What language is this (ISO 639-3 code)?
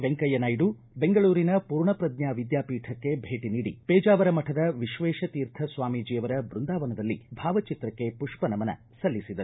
kan